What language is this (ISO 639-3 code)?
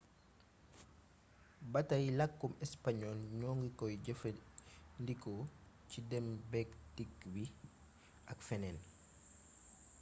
wol